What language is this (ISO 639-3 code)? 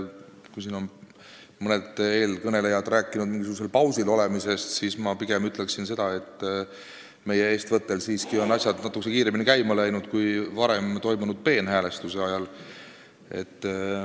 est